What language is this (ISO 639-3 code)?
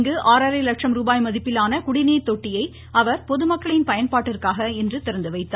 tam